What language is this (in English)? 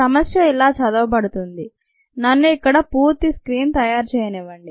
Telugu